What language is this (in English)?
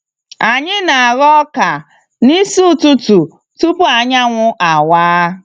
Igbo